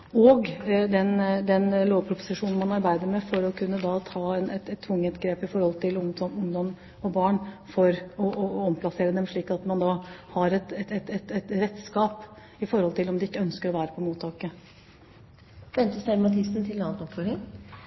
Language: Norwegian Bokmål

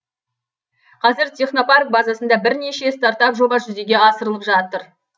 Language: Kazakh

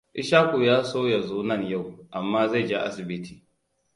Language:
Hausa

